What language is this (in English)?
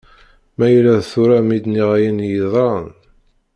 Kabyle